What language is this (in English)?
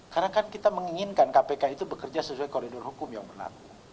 Indonesian